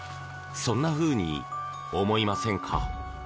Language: Japanese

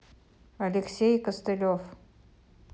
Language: Russian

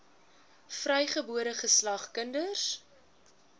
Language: Afrikaans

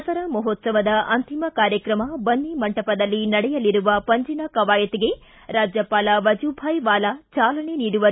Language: Kannada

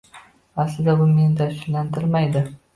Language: Uzbek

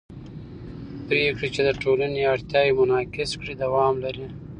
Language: Pashto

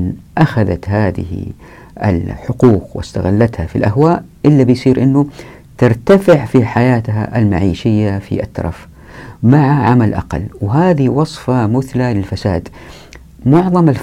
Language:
Arabic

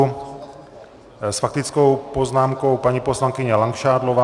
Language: Czech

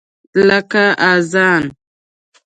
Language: Pashto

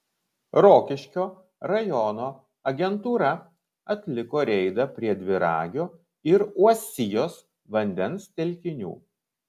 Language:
Lithuanian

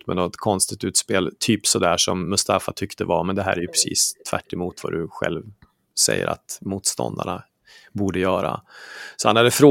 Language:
Swedish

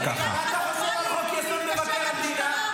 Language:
Hebrew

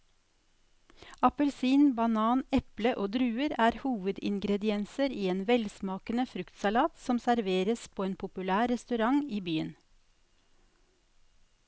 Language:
Norwegian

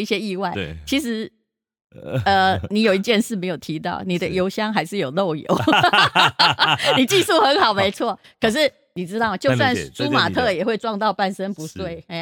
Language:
Chinese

